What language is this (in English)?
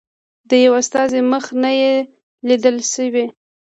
Pashto